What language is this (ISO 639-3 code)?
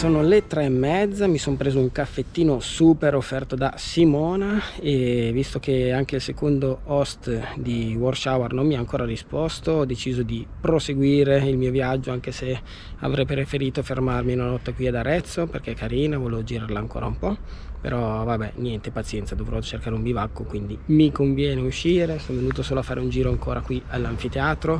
ita